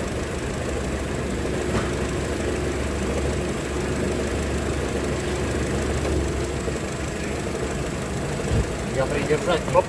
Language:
Russian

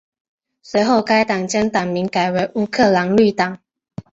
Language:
Chinese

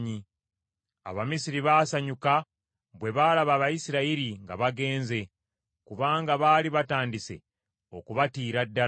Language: Ganda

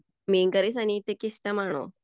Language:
Malayalam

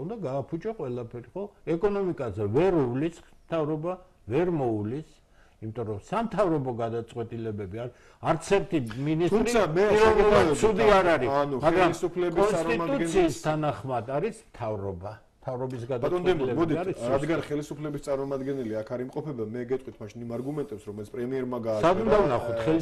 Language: Romanian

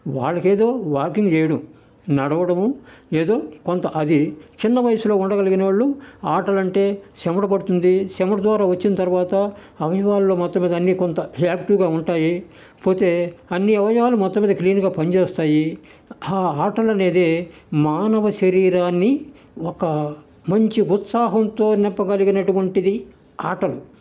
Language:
Telugu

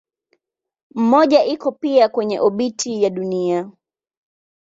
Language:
Swahili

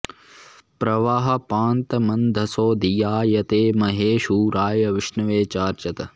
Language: Sanskrit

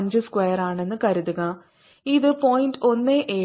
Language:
Malayalam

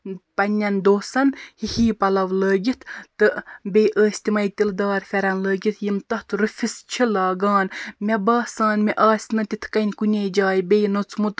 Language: Kashmiri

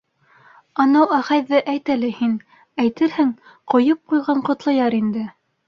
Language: Bashkir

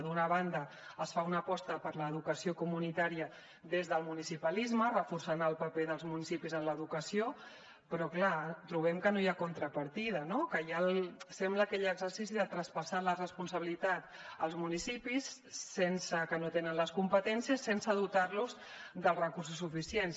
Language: Catalan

